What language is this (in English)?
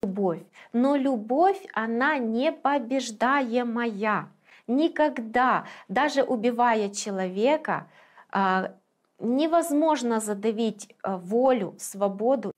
Polish